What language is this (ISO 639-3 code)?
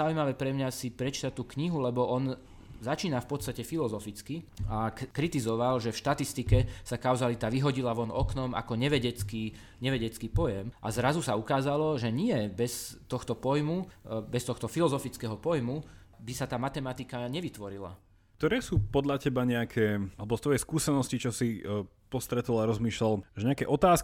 slk